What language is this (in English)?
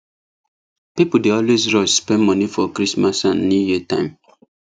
Nigerian Pidgin